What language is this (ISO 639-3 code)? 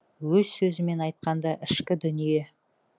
kaz